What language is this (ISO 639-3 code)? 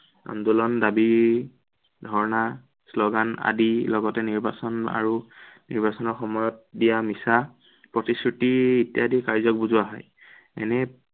asm